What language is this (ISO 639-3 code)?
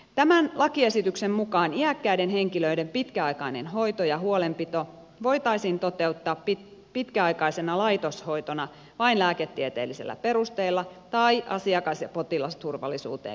fin